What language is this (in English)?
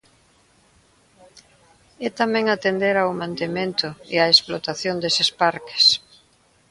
Galician